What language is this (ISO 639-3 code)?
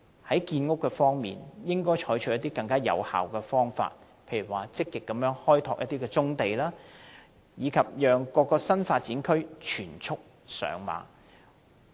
yue